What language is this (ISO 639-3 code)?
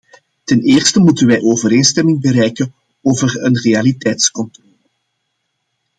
nld